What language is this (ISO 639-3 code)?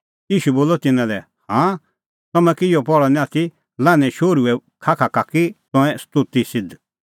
kfx